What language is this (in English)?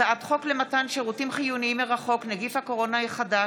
Hebrew